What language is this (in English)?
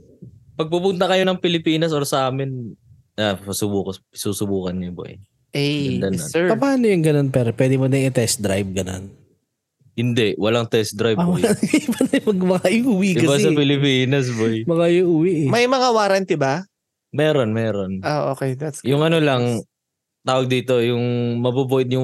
Filipino